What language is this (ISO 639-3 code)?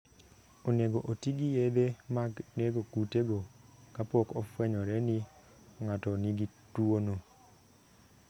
luo